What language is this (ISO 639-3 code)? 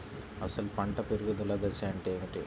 tel